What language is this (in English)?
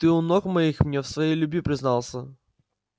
Russian